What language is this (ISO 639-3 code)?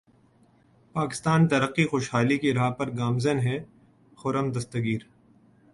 urd